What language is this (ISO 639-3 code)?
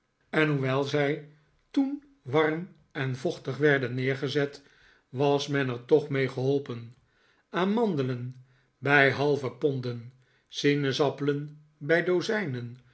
nld